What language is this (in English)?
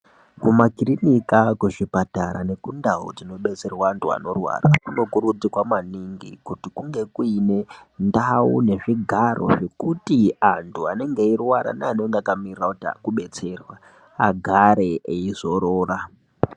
Ndau